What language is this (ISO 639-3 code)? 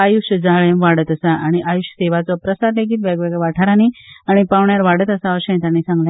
kok